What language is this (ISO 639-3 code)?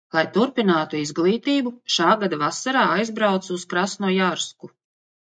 lav